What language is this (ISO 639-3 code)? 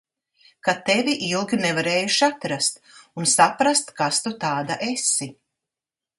lav